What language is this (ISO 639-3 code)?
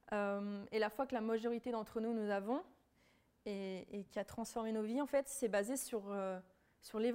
fra